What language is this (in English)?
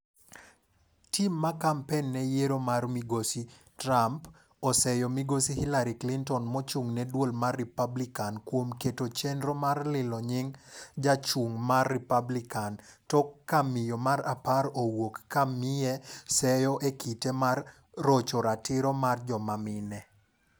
Luo (Kenya and Tanzania)